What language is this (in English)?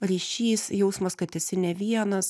Lithuanian